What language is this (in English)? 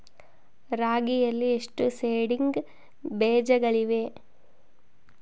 Kannada